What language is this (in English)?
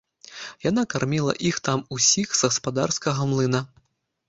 Belarusian